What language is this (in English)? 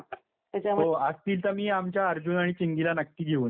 Marathi